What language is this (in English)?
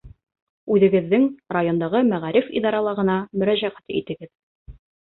Bashkir